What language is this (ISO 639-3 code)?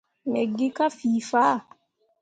mua